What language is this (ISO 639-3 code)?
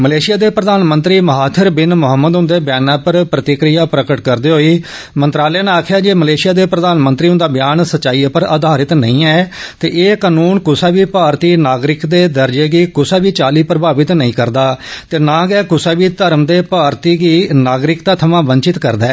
doi